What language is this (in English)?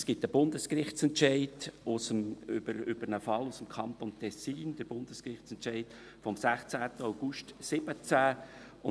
Swiss German